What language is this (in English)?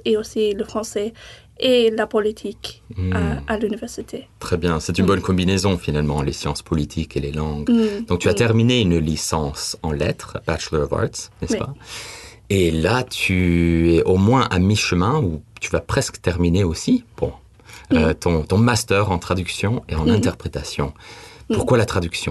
French